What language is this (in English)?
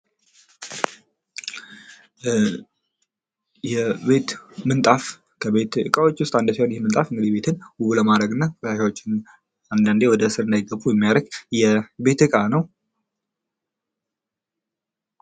Amharic